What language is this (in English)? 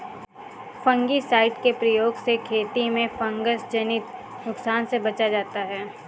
Hindi